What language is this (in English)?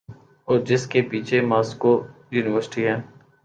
Urdu